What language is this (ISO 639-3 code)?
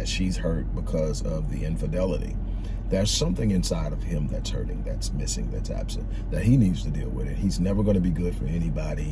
eng